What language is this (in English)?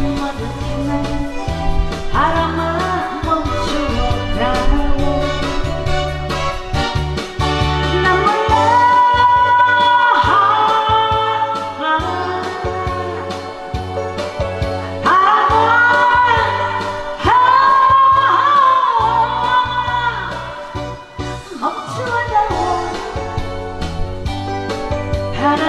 Korean